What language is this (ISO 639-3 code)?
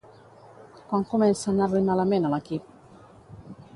cat